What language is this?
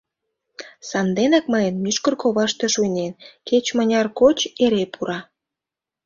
Mari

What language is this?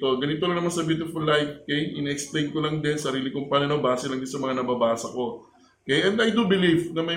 Filipino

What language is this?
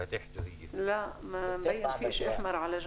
Hebrew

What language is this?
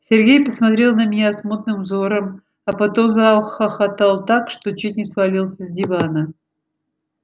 Russian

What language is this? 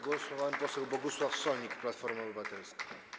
Polish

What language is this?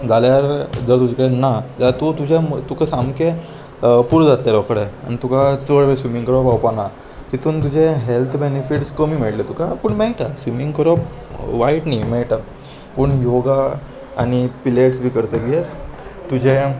Konkani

